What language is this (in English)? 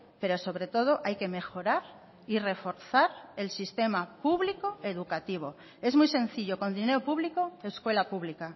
Spanish